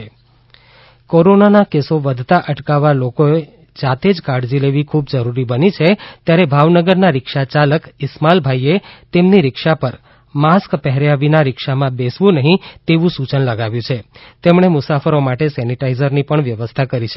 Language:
Gujarati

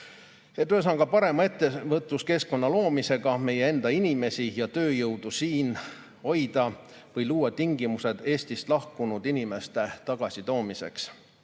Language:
Estonian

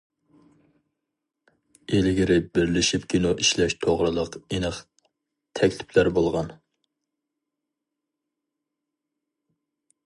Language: Uyghur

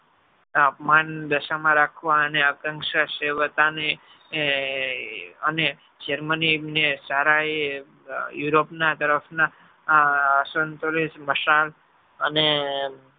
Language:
Gujarati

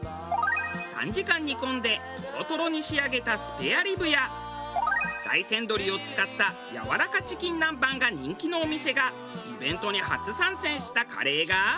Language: Japanese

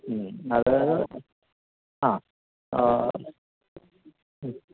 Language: Malayalam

